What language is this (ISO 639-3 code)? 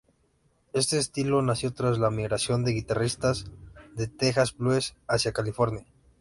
spa